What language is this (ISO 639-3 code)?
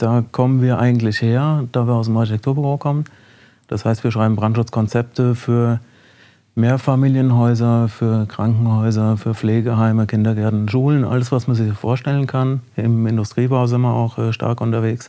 deu